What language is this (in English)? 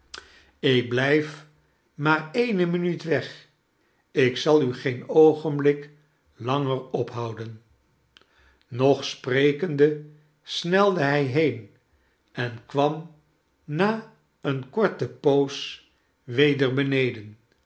Dutch